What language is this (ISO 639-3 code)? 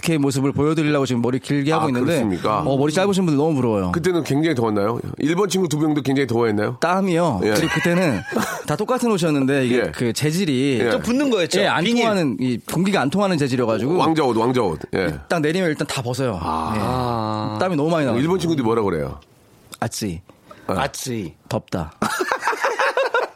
kor